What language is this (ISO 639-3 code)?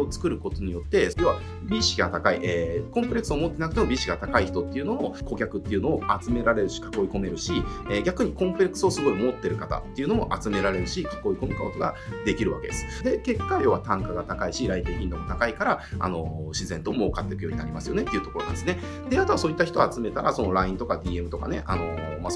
jpn